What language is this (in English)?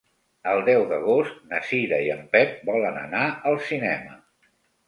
Catalan